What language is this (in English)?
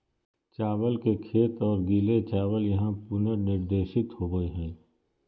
Magahi